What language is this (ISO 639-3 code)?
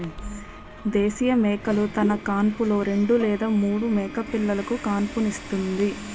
tel